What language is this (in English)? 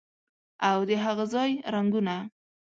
Pashto